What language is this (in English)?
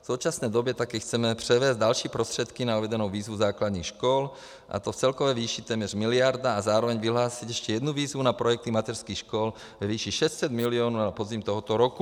Czech